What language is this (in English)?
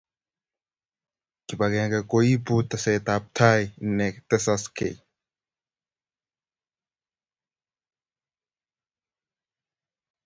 Kalenjin